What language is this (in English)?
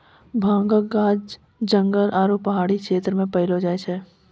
Maithili